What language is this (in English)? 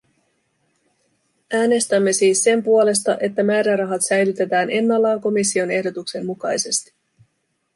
Finnish